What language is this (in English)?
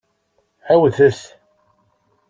Kabyle